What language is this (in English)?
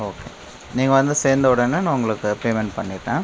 Tamil